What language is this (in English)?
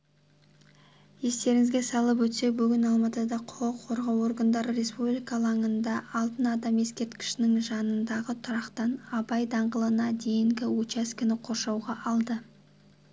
Kazakh